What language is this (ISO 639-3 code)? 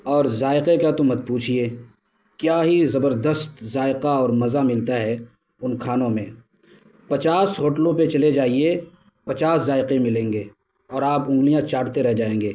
urd